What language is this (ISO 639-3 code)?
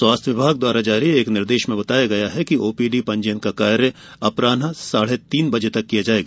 hin